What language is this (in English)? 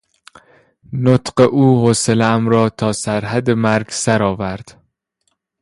Persian